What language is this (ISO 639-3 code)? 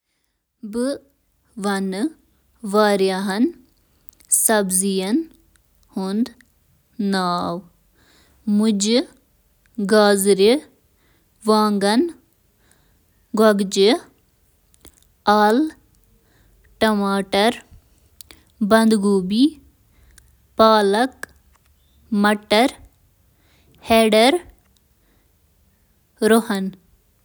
kas